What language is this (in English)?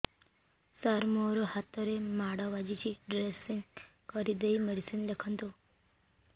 Odia